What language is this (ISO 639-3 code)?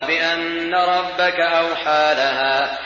ara